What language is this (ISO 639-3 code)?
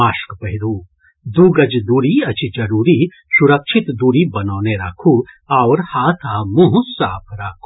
mai